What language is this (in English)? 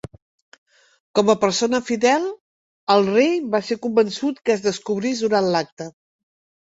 Catalan